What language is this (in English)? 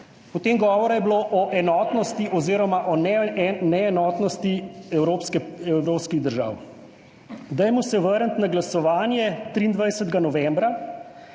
Slovenian